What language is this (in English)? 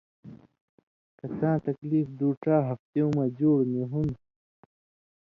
Indus Kohistani